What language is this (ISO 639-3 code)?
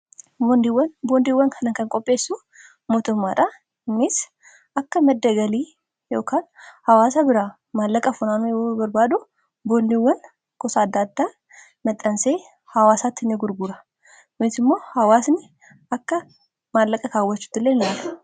orm